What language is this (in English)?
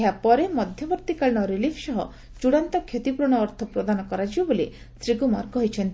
Odia